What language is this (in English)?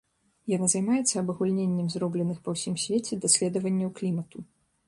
Belarusian